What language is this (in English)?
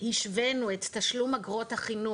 Hebrew